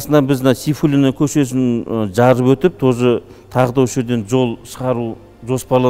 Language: Turkish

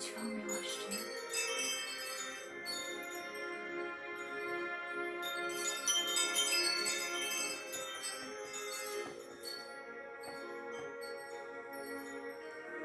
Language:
Polish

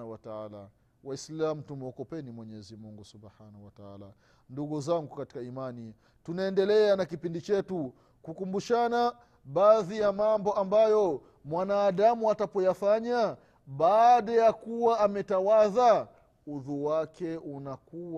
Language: Swahili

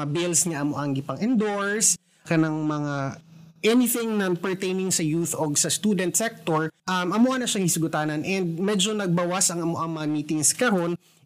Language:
Filipino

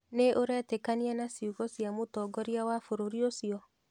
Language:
Kikuyu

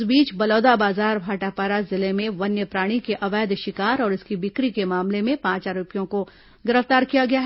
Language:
Hindi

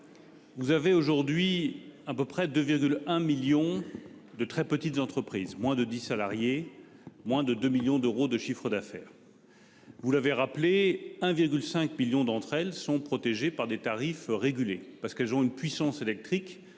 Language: French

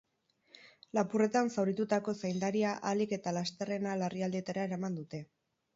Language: Basque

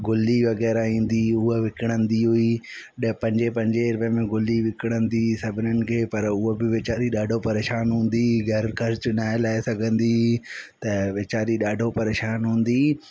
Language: Sindhi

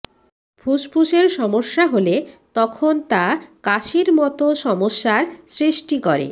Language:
Bangla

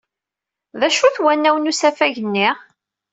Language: Kabyle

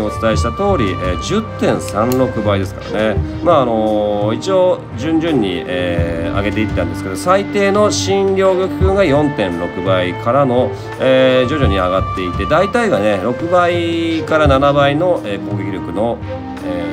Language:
Japanese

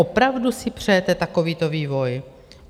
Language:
Czech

